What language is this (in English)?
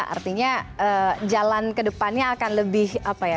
Indonesian